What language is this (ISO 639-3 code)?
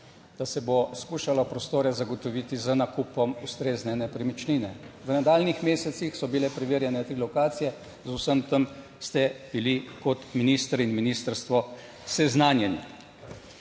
slv